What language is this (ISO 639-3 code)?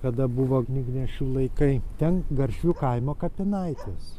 lit